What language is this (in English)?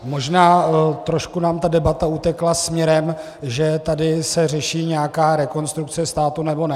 Czech